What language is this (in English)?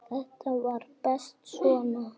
Icelandic